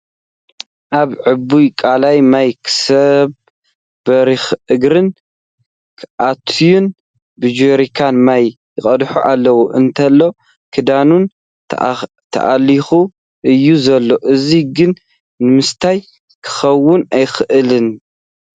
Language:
Tigrinya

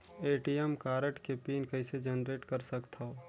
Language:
Chhattisgarhi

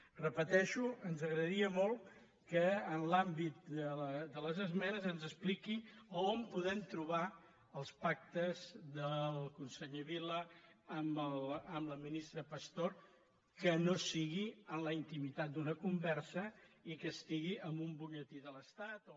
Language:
Catalan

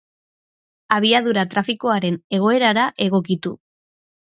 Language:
Basque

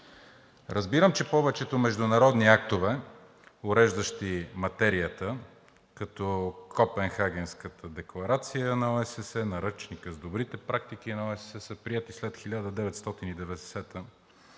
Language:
Bulgarian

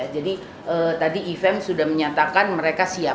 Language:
Indonesian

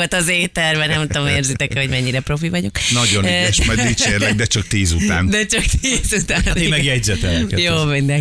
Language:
Hungarian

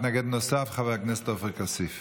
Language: Hebrew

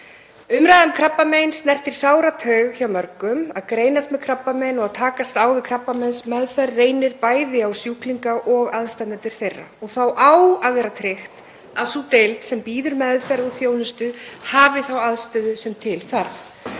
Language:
Icelandic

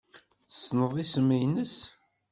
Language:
Kabyle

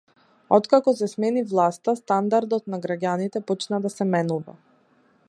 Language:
Macedonian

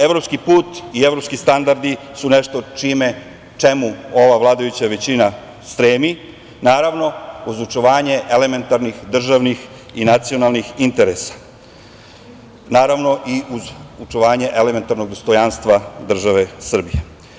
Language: Serbian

